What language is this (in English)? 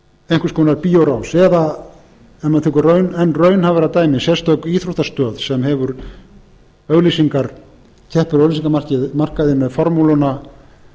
Icelandic